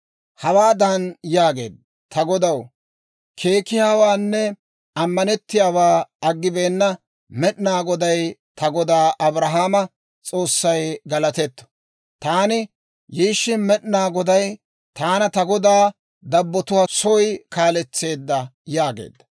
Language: Dawro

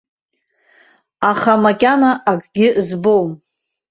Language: Abkhazian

